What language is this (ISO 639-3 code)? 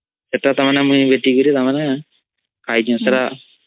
ori